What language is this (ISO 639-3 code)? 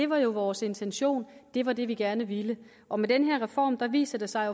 dan